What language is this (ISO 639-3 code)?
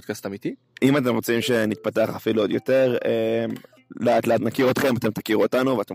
heb